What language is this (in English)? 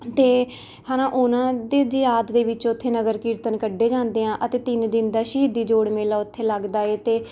Punjabi